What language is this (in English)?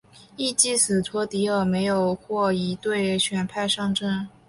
Chinese